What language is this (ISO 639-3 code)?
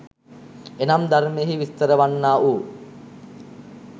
sin